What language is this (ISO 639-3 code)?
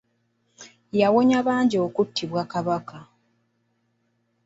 lug